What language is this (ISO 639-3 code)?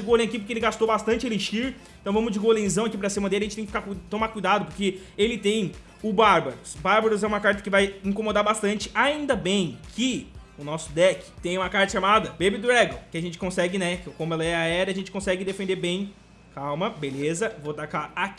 por